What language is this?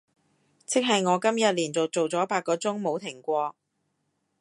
Cantonese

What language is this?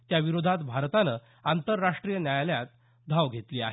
Marathi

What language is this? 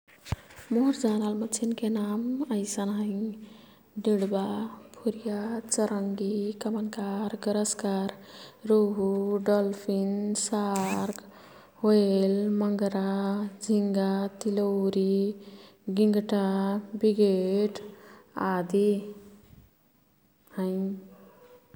Kathoriya Tharu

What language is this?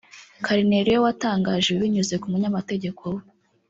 Kinyarwanda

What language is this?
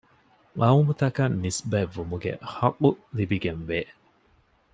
Divehi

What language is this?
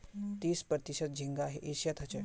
Magahi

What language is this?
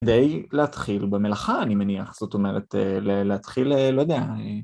Hebrew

